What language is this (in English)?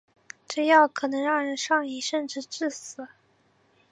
Chinese